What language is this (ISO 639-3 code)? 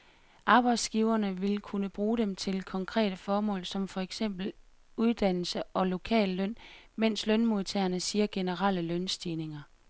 dan